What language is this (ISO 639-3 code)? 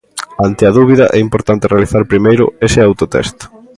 glg